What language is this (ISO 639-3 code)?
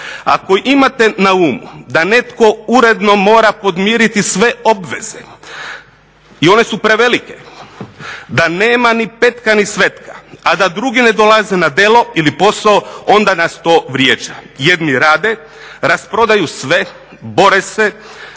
hrv